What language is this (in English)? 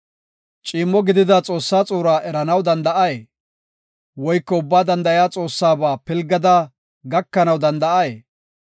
Gofa